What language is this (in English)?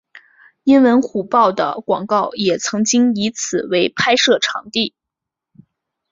Chinese